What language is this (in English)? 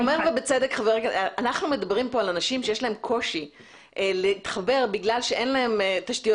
Hebrew